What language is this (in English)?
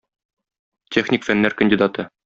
Tatar